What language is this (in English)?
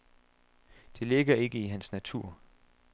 Danish